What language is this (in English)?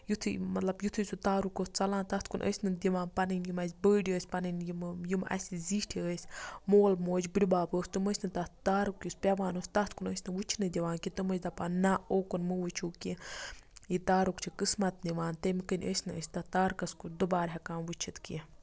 Kashmiri